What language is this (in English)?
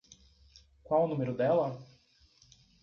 Portuguese